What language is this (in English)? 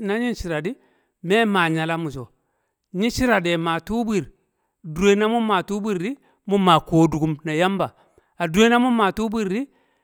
Kamo